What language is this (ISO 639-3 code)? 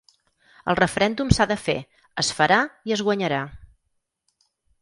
cat